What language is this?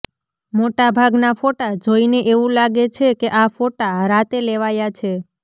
Gujarati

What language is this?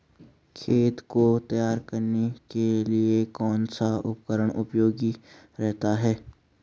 Hindi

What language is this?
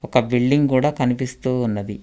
Telugu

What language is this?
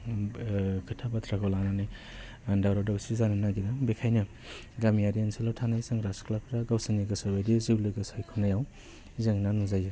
Bodo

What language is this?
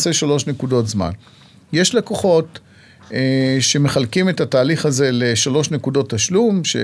Hebrew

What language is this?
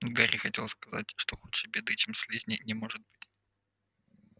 Russian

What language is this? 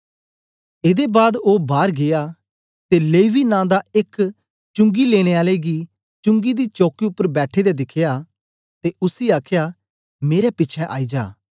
Dogri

